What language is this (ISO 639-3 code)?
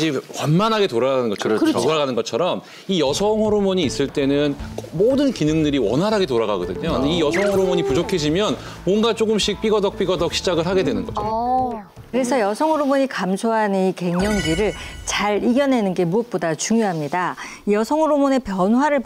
kor